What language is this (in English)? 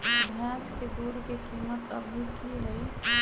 Magahi